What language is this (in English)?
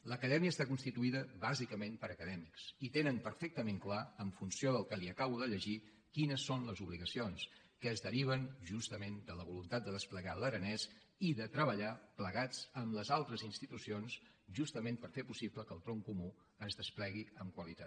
Catalan